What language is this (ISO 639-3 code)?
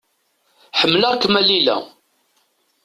kab